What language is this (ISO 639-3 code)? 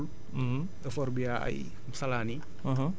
wol